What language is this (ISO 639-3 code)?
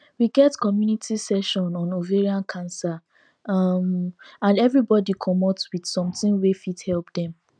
pcm